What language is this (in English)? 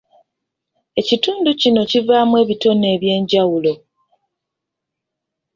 Ganda